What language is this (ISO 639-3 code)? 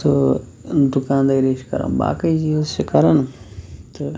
kas